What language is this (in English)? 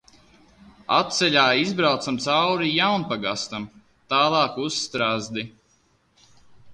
Latvian